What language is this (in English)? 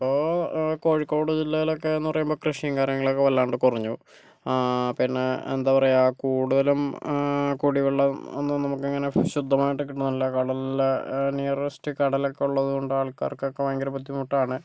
Malayalam